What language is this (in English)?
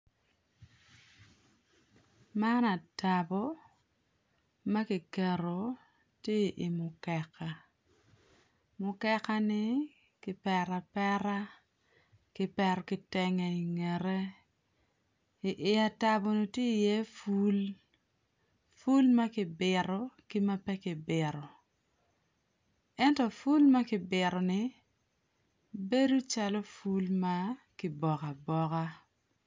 Acoli